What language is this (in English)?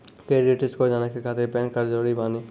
Maithili